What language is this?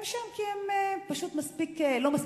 Hebrew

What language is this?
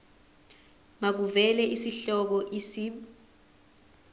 Zulu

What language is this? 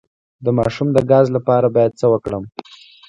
Pashto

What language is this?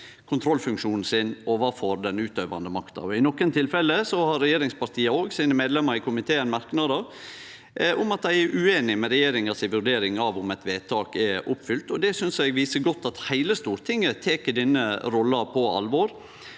Norwegian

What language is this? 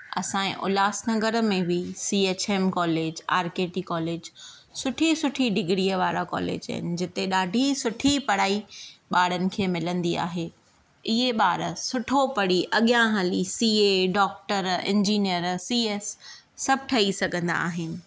Sindhi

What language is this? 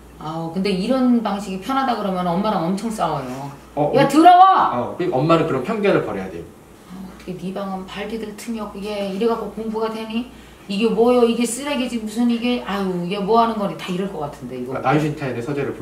Korean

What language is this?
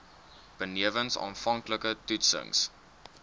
Afrikaans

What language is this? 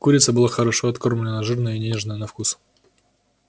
Russian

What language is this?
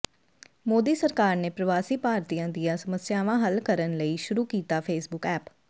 Punjabi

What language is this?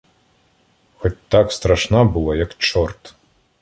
Ukrainian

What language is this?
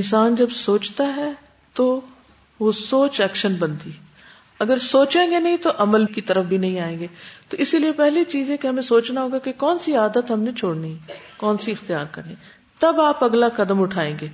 Urdu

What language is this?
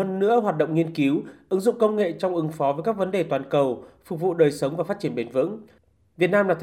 Vietnamese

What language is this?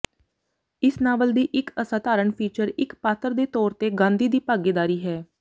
Punjabi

